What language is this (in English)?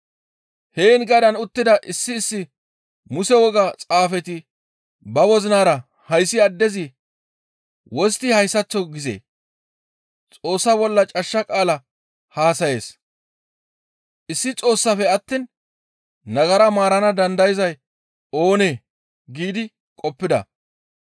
Gamo